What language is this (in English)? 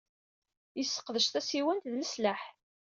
Kabyle